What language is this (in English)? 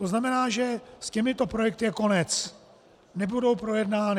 Czech